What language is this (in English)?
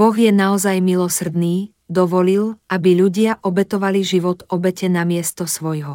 Slovak